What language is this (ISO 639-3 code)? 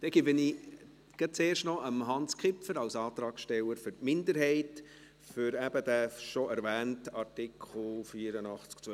gsw